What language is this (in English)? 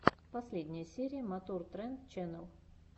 Russian